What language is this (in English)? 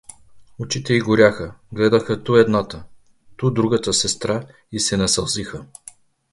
Bulgarian